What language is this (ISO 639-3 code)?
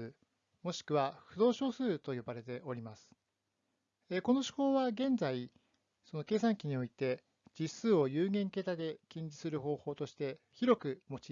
jpn